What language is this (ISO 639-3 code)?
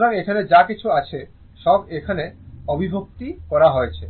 ben